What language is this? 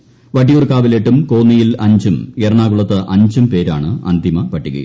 Malayalam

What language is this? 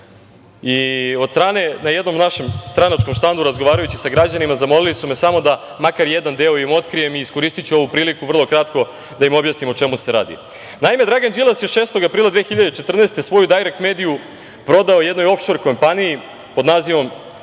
Serbian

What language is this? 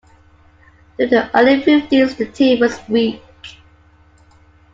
English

